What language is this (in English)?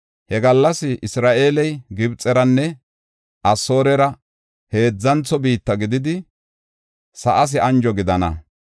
Gofa